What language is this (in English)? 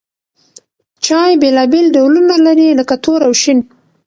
Pashto